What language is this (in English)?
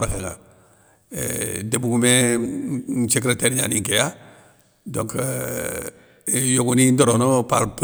Soninke